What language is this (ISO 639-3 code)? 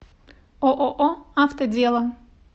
rus